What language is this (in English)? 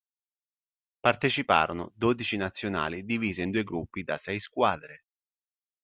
Italian